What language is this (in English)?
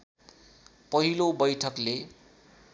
Nepali